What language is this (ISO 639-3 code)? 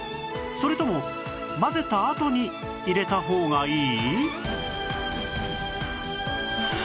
jpn